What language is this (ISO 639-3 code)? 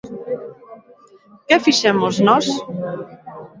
glg